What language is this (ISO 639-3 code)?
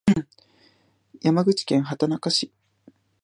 jpn